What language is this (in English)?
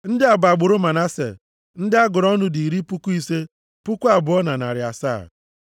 Igbo